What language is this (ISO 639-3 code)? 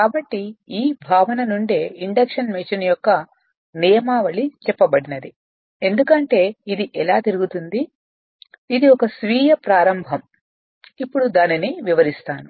tel